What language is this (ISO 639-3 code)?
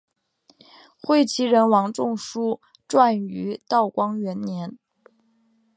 zho